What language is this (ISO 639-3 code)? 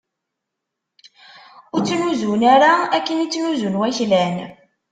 kab